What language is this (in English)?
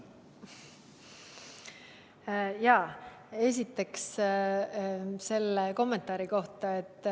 Estonian